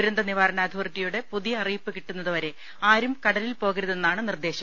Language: Malayalam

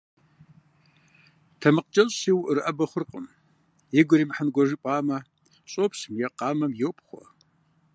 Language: Kabardian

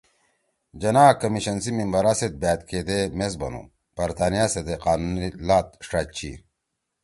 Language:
Torwali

